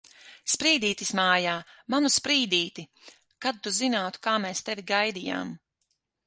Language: Latvian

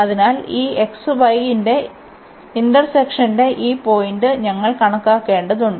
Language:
Malayalam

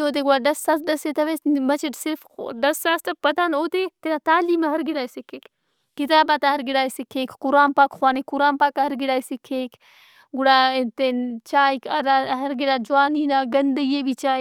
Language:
Brahui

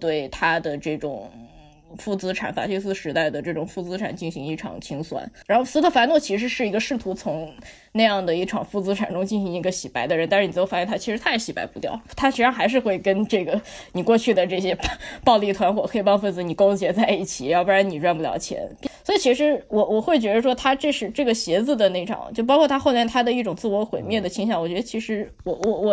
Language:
Chinese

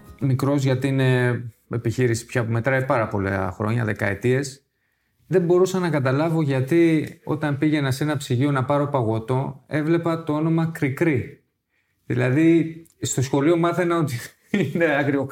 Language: Greek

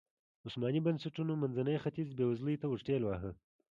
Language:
Pashto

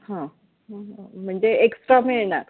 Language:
Marathi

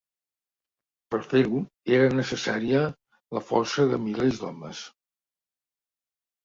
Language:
Catalan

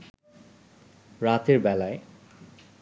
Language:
Bangla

